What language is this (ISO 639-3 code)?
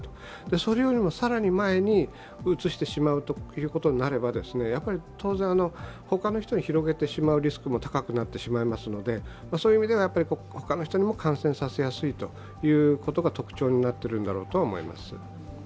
jpn